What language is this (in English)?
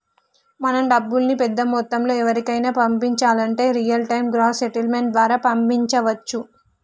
Telugu